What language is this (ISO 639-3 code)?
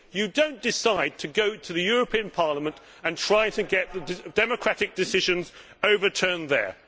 eng